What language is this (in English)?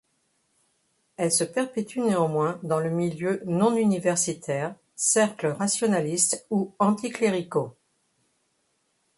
French